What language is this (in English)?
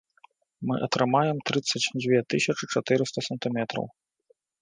Belarusian